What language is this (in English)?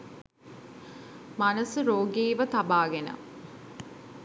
Sinhala